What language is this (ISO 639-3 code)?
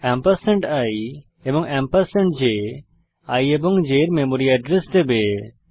ben